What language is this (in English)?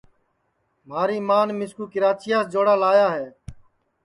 Sansi